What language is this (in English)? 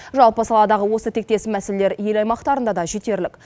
Kazakh